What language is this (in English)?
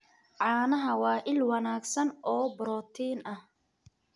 Somali